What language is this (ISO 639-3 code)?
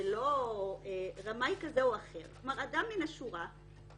heb